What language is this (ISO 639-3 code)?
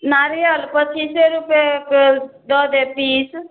mai